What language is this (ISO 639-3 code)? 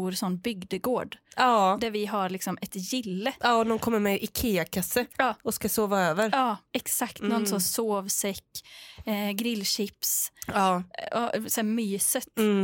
swe